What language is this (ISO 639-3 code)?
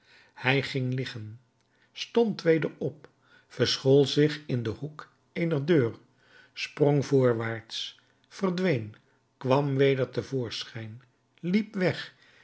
nld